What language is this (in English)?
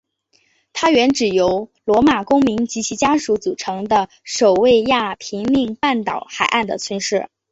Chinese